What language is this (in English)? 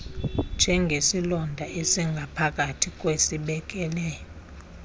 Xhosa